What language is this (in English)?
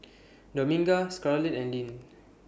English